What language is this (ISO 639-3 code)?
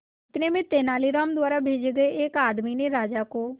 hin